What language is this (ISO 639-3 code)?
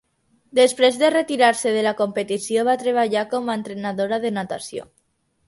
cat